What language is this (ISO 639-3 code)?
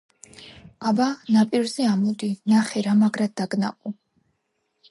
kat